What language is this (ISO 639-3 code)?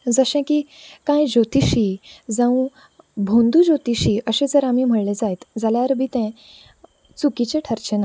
kok